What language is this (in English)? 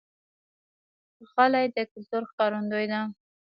Pashto